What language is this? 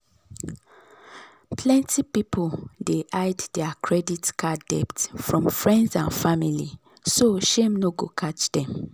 Nigerian Pidgin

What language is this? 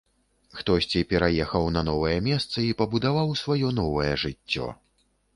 Belarusian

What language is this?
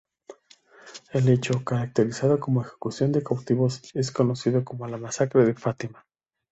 Spanish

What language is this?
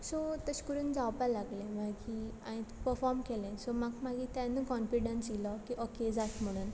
Konkani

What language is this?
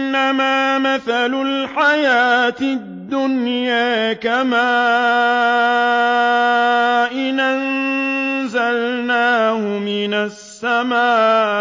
Arabic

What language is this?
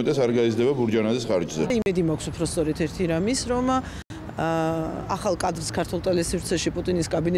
Turkish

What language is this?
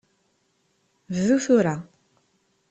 Kabyle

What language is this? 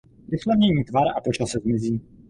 Czech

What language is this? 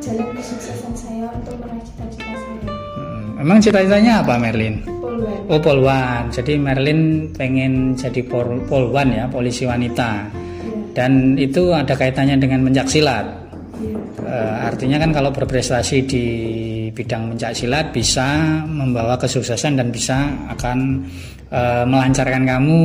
Indonesian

